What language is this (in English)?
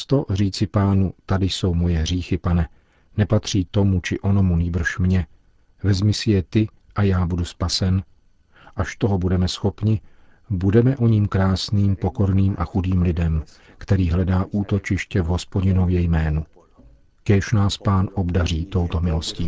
Czech